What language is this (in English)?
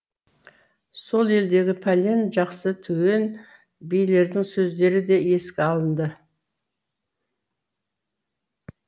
Kazakh